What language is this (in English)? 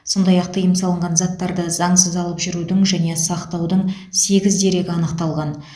Kazakh